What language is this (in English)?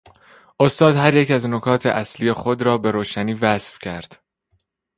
Persian